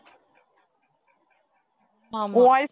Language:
Tamil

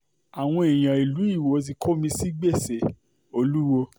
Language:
Yoruba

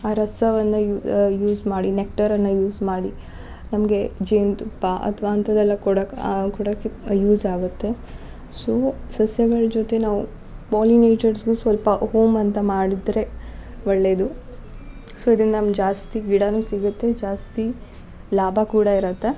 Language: Kannada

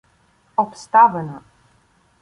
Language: Ukrainian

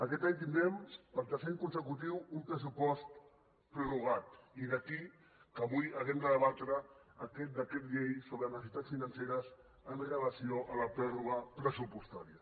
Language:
Catalan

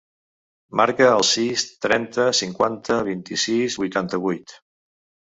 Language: Catalan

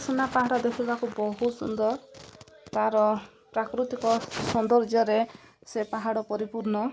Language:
Odia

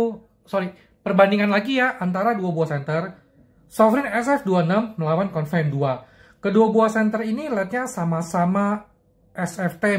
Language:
Indonesian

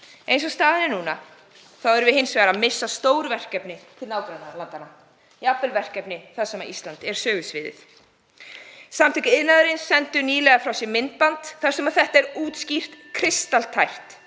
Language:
Icelandic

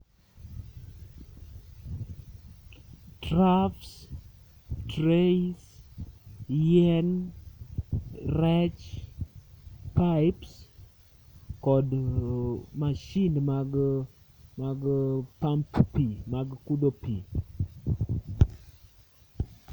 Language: Luo (Kenya and Tanzania)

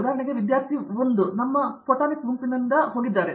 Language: Kannada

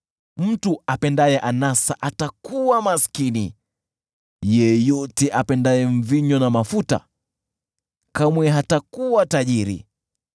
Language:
Swahili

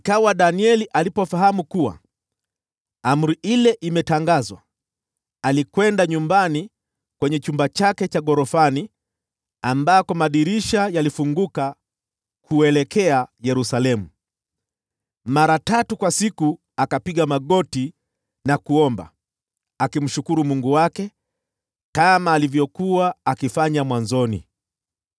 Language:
Swahili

